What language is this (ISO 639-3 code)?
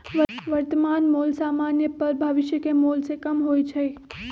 mag